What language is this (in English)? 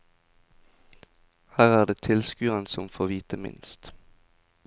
Norwegian